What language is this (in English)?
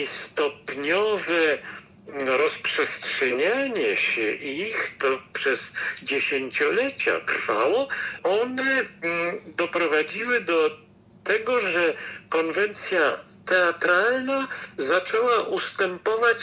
Polish